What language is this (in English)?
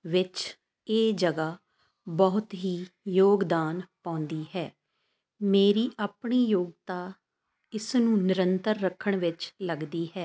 Punjabi